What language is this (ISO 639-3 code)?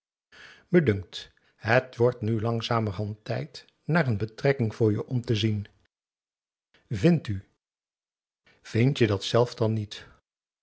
nld